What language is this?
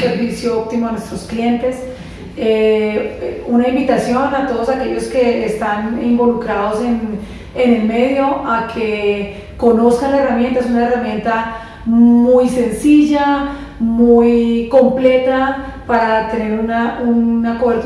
Spanish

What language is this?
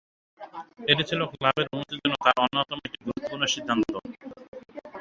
Bangla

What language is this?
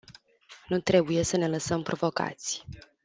Romanian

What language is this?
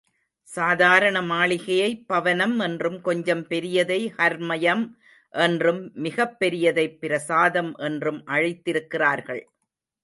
Tamil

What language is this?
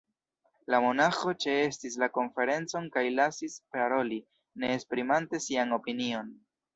Esperanto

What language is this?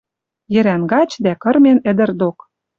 Western Mari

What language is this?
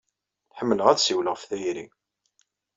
Kabyle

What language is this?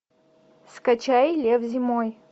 Russian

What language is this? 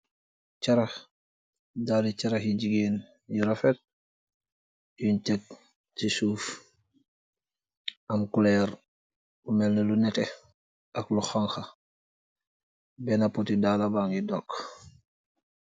Wolof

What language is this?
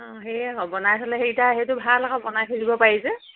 Assamese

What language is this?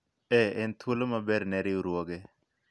Luo (Kenya and Tanzania)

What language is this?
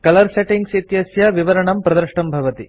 Sanskrit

